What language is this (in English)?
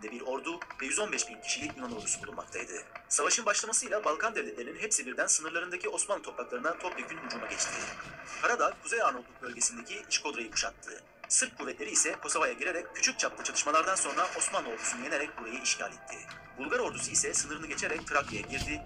Turkish